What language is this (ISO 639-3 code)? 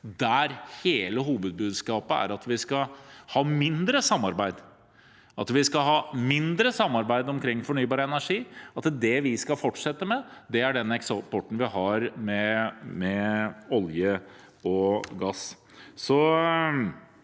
nor